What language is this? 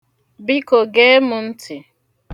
Igbo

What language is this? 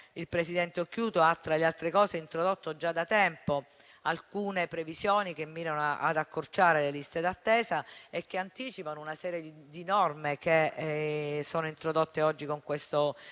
Italian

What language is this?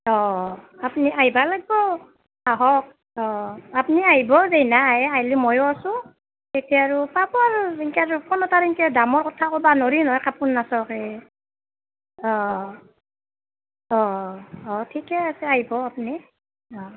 Assamese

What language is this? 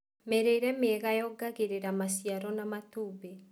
Kikuyu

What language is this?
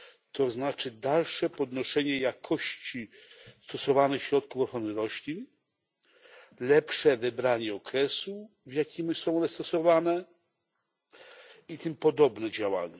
Polish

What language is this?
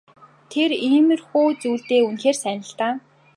Mongolian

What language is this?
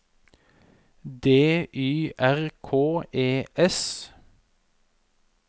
Norwegian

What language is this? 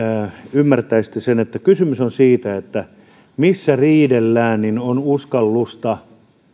Finnish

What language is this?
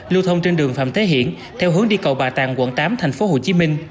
Vietnamese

